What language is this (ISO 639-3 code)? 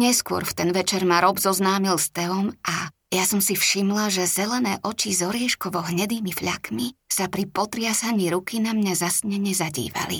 slk